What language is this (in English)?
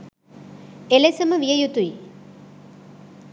Sinhala